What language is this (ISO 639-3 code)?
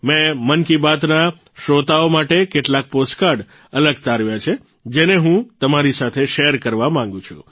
guj